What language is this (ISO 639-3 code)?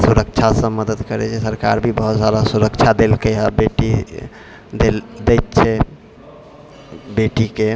mai